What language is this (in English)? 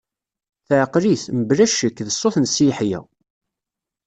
Kabyle